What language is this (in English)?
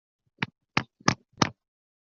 Chinese